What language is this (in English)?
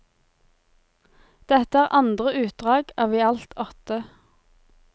Norwegian